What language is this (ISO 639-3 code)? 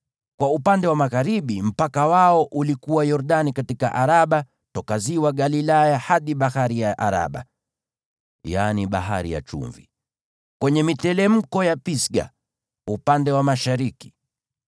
swa